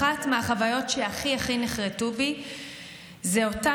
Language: Hebrew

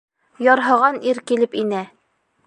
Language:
Bashkir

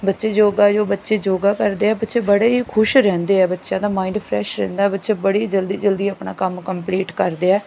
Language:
Punjabi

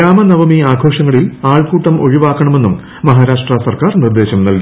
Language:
Malayalam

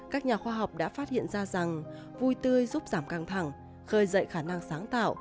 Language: Vietnamese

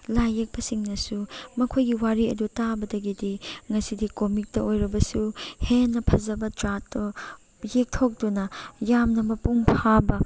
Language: Manipuri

